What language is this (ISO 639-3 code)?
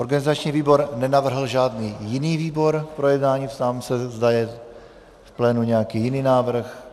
ces